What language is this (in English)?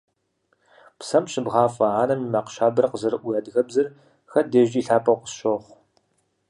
Kabardian